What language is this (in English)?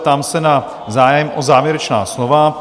Czech